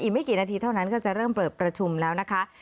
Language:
Thai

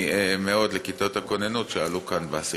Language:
Hebrew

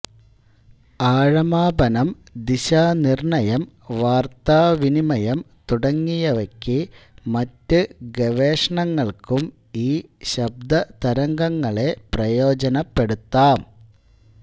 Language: Malayalam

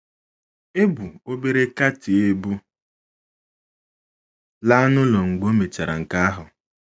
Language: Igbo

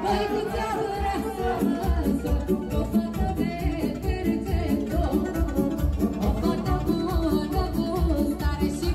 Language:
Romanian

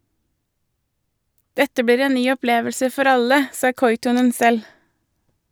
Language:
Norwegian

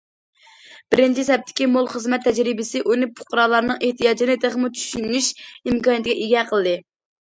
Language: Uyghur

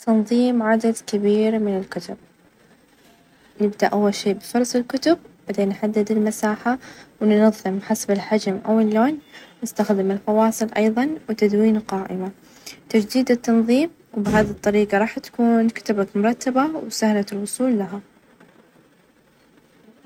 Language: Najdi Arabic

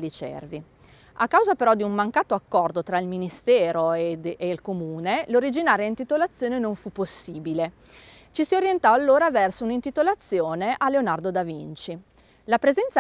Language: Italian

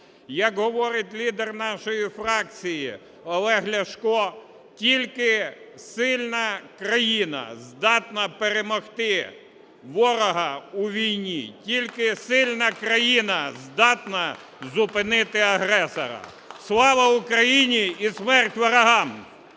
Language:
Ukrainian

